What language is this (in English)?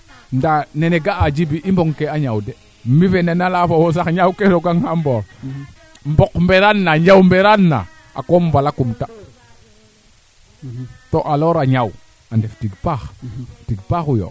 Serer